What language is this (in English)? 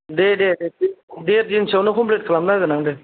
Bodo